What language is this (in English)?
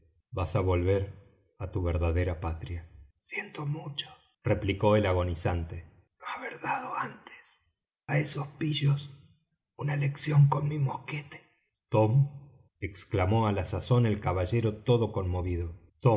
Spanish